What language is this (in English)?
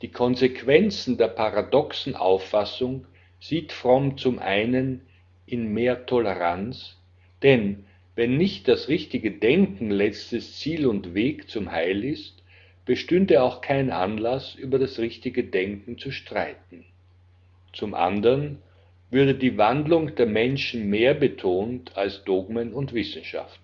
German